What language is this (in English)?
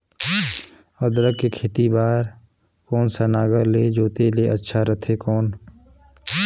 Chhattisgarhi